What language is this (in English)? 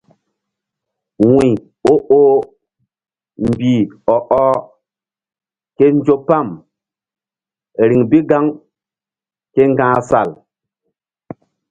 Mbum